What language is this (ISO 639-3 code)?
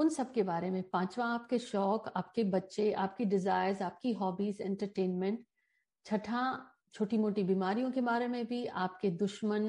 hin